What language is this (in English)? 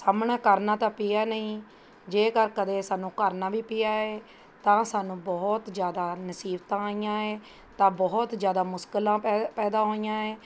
Punjabi